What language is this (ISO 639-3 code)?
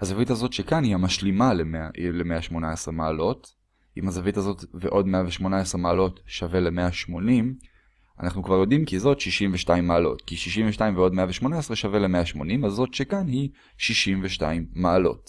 heb